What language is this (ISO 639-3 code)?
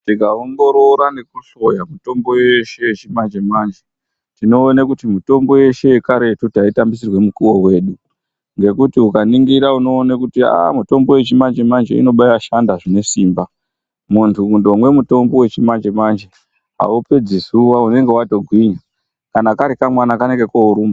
ndc